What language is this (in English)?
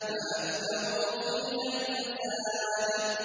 Arabic